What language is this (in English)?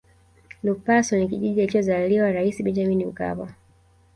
Swahili